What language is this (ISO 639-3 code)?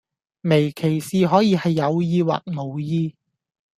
yue